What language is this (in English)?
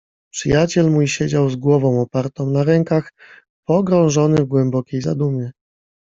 Polish